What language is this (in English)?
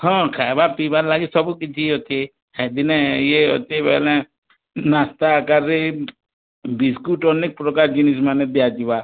Odia